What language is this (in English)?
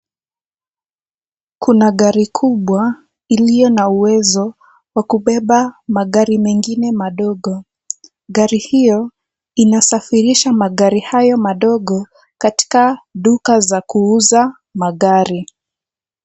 Swahili